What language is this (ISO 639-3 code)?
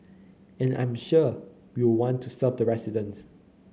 eng